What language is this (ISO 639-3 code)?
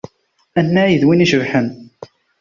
kab